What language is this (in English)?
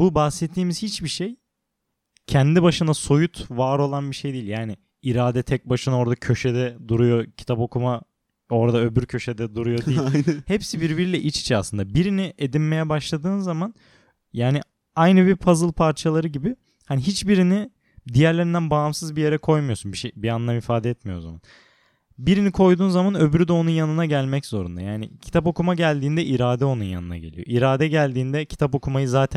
Turkish